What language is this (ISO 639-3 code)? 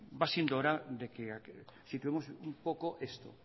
spa